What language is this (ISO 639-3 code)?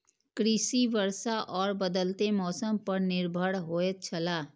mai